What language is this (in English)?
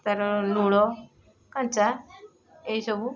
Odia